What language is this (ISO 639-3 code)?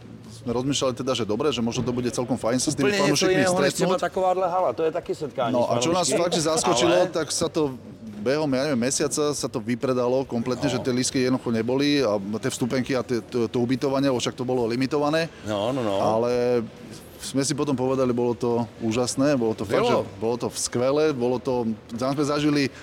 ces